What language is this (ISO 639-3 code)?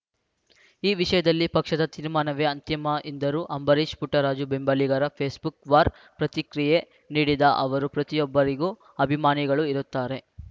kan